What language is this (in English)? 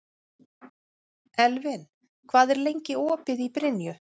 Icelandic